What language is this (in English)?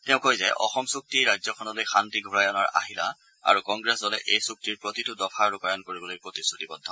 Assamese